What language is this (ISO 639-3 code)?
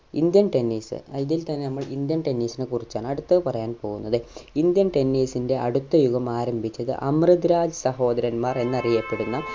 mal